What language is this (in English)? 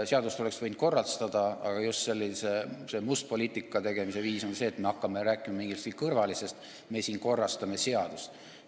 Estonian